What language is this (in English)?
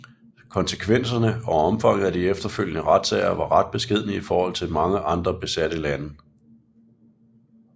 Danish